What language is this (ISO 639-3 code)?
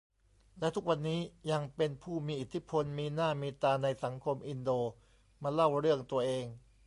tha